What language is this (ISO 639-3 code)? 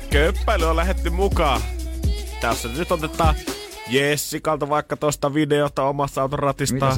fin